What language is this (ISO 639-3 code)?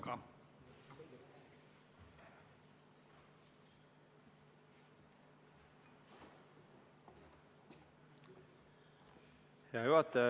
est